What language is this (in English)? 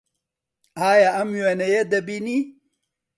Central Kurdish